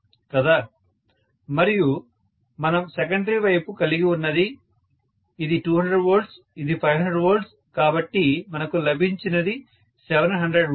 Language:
Telugu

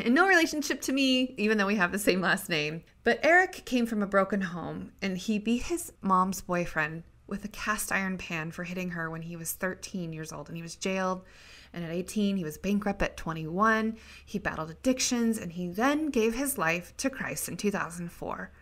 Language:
English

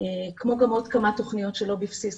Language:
Hebrew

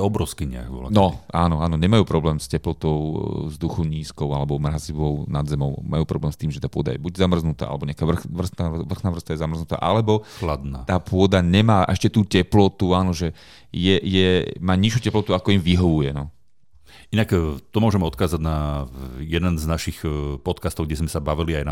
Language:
Slovak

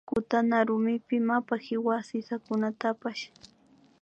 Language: Imbabura Highland Quichua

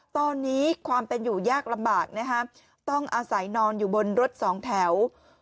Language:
Thai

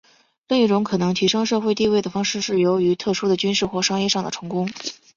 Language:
Chinese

